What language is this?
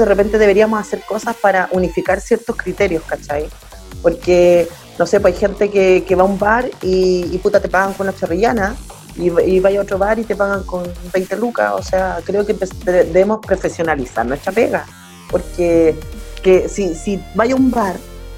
Spanish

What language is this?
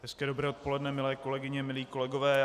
Czech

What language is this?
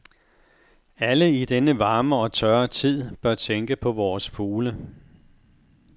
Danish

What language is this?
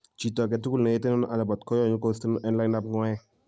Kalenjin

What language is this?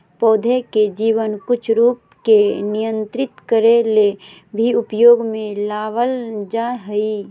Magahi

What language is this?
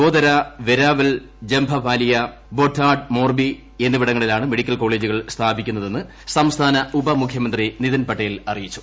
Malayalam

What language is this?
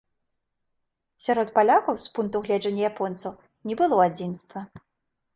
Belarusian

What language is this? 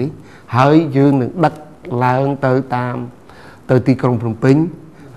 Thai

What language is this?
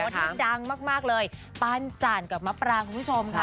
Thai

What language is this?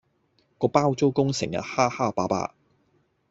Cantonese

